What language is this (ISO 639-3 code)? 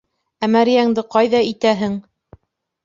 bak